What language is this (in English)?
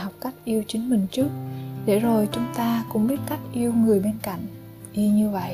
Vietnamese